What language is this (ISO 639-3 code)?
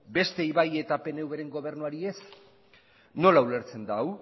eus